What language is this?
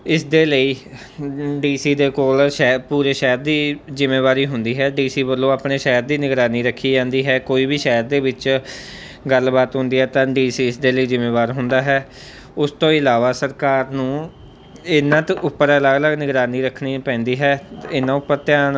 Punjabi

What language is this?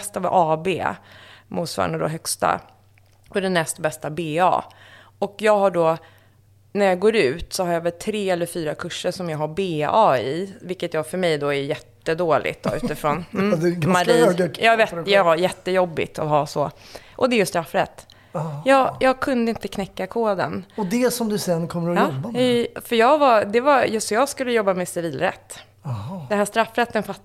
Swedish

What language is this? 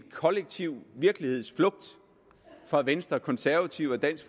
Danish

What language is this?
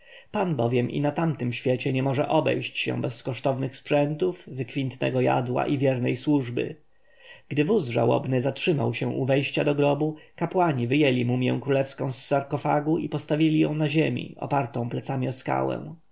Polish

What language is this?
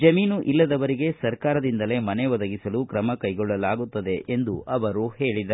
Kannada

